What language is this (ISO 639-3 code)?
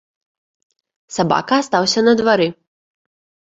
bel